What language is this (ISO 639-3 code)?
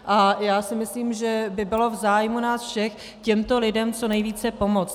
ces